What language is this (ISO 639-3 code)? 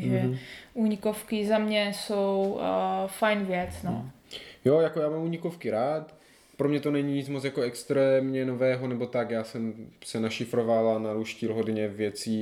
ces